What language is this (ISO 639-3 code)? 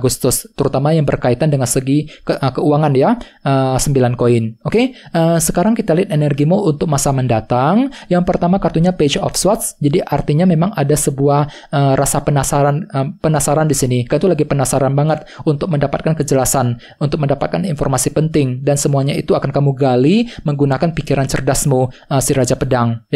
ind